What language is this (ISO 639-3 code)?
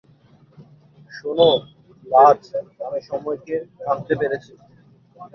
ben